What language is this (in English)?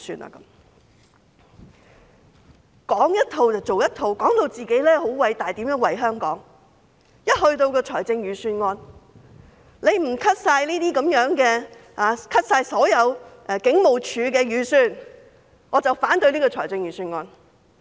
Cantonese